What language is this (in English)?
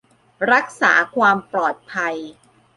Thai